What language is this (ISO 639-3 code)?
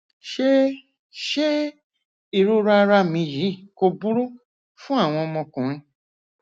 yor